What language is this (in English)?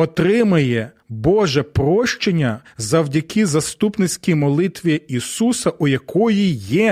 Ukrainian